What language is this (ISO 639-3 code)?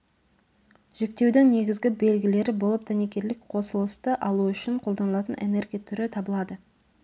kaz